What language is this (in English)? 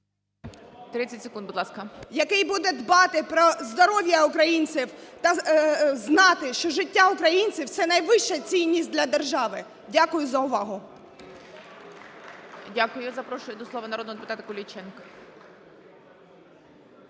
Ukrainian